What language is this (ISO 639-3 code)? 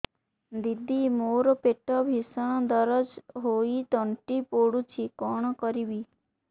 ori